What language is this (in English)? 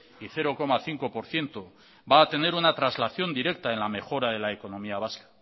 Spanish